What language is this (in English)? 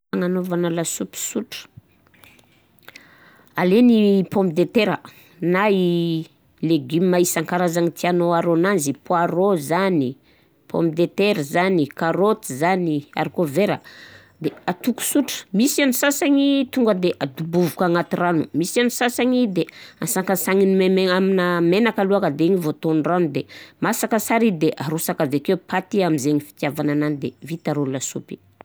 Southern Betsimisaraka Malagasy